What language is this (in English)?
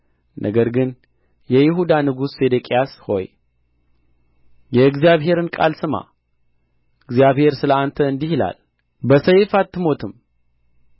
Amharic